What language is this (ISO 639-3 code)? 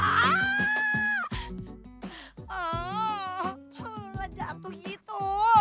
ind